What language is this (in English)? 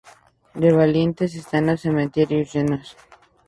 Spanish